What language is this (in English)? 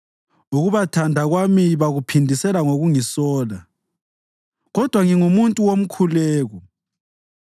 North Ndebele